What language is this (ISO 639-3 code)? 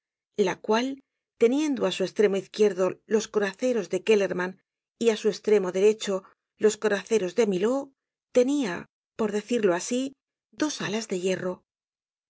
spa